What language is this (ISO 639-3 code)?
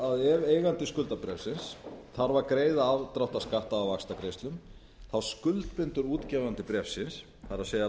isl